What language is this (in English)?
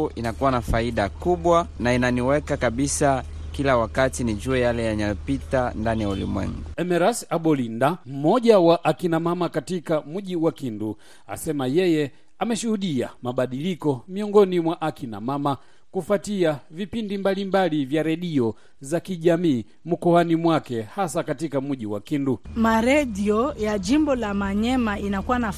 Swahili